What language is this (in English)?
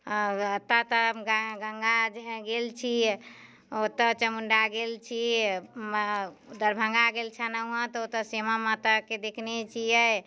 Maithili